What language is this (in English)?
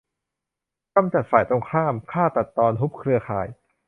Thai